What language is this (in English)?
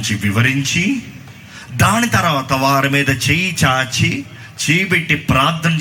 Telugu